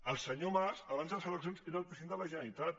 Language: Catalan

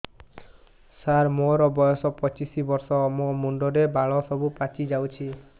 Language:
Odia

